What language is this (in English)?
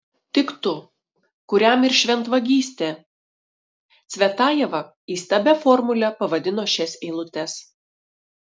Lithuanian